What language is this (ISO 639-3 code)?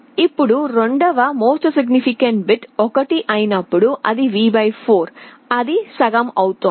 tel